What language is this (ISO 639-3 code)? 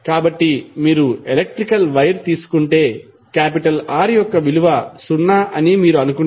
tel